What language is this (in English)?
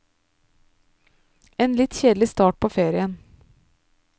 Norwegian